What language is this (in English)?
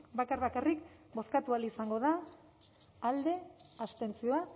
Basque